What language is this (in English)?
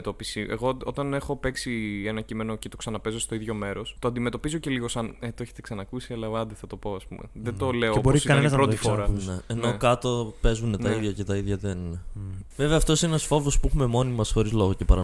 Greek